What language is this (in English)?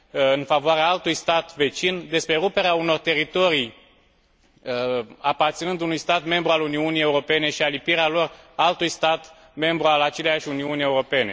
Romanian